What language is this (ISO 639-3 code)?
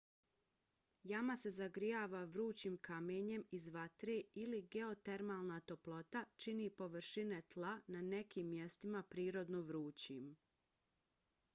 bos